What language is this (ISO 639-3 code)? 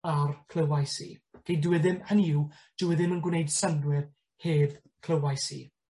cym